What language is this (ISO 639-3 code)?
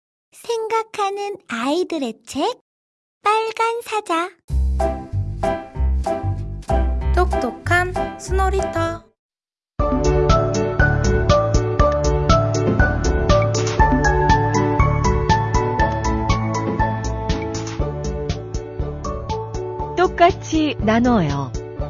kor